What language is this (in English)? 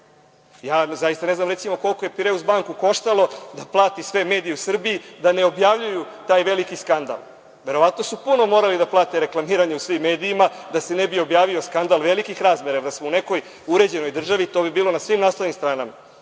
Serbian